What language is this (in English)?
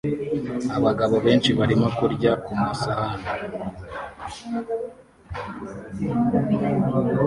Kinyarwanda